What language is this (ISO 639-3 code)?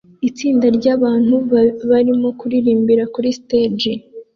kin